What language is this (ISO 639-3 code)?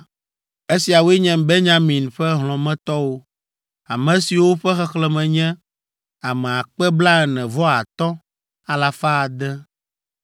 ewe